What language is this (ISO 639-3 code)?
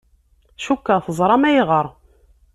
kab